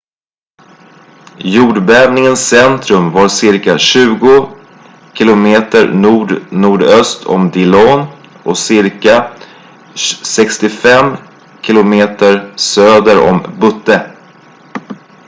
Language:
Swedish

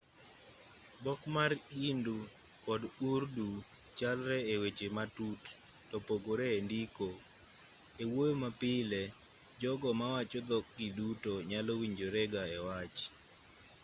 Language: Luo (Kenya and Tanzania)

